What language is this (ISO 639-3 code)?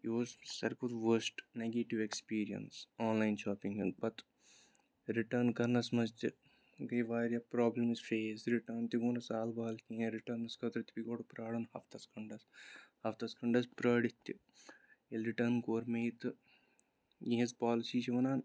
kas